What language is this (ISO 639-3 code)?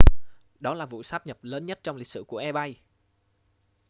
vie